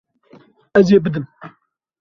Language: Kurdish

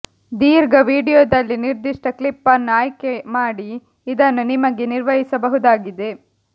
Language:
Kannada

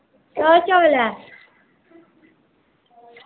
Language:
Dogri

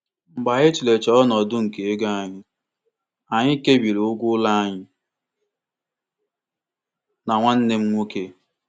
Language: Igbo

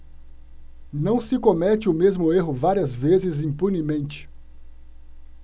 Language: Portuguese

